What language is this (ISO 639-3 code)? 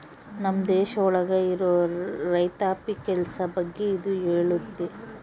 kan